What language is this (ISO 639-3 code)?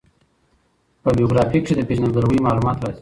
pus